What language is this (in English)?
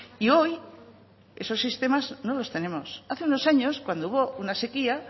Spanish